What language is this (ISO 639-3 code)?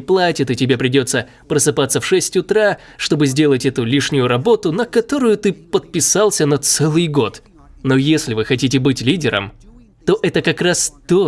rus